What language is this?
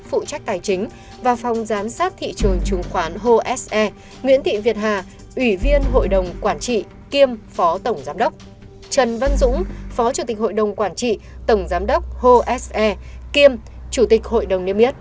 Vietnamese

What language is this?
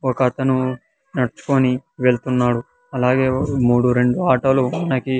Telugu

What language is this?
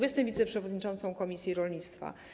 Polish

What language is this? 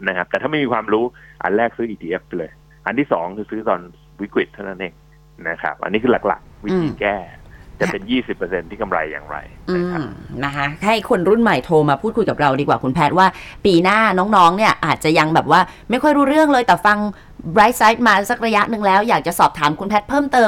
Thai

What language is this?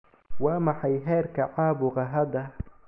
Somali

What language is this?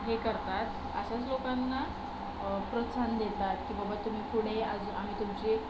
Marathi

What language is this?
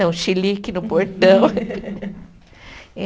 Portuguese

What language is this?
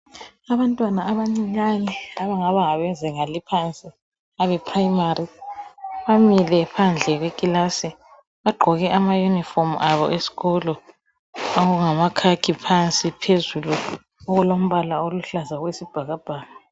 North Ndebele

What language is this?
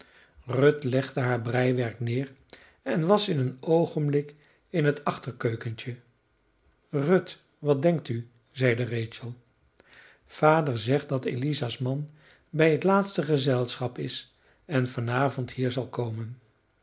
Dutch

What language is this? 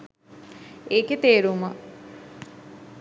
Sinhala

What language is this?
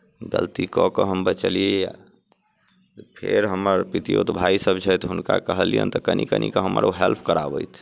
Maithili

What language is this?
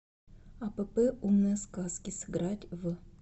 Russian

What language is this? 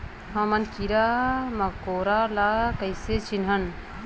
Chhattisgarhi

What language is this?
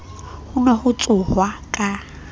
Southern Sotho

